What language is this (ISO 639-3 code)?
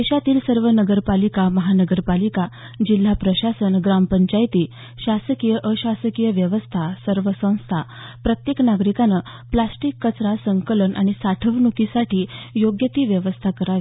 mar